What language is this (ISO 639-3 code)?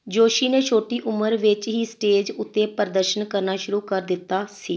pan